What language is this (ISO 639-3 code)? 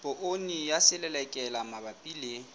sot